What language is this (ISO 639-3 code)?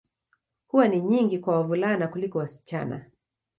swa